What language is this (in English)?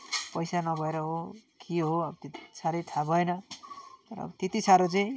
Nepali